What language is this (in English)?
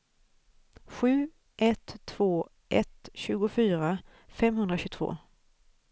Swedish